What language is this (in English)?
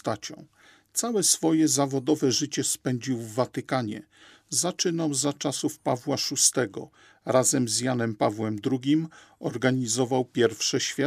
Polish